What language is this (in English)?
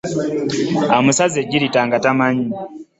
Ganda